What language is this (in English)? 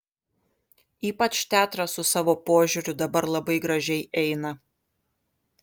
Lithuanian